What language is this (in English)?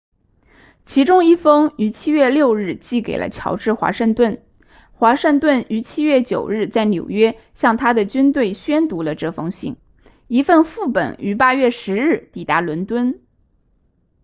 Chinese